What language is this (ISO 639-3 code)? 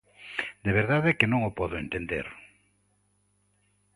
glg